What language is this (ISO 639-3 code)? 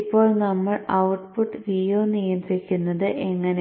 mal